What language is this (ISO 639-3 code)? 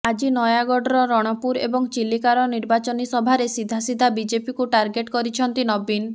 ori